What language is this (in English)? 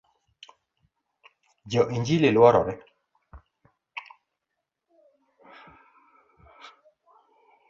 Luo (Kenya and Tanzania)